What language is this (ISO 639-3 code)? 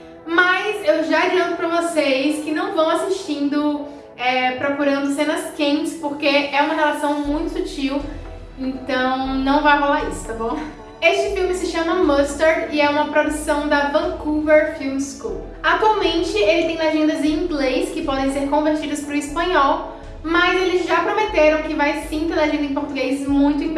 por